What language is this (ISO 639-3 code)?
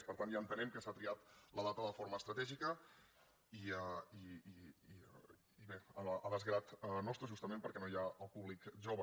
cat